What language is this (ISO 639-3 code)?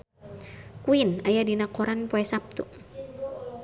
sun